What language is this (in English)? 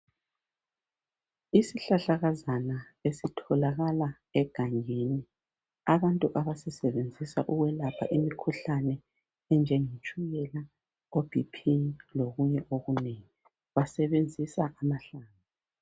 North Ndebele